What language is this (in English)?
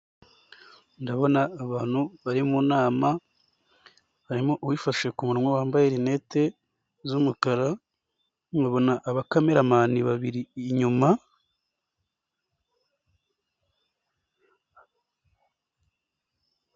Kinyarwanda